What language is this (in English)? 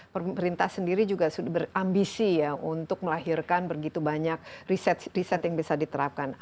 Indonesian